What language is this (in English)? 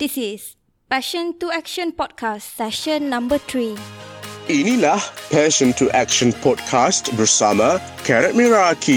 Malay